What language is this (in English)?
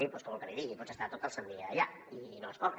Catalan